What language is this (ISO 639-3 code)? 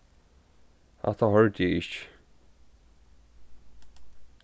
fao